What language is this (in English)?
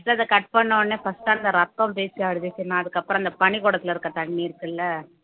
Tamil